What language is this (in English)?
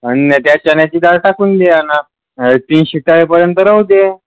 Marathi